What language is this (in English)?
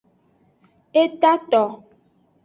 Aja (Benin)